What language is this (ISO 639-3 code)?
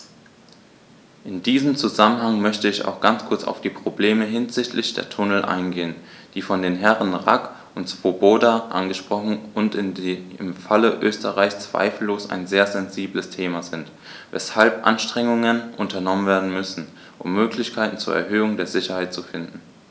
deu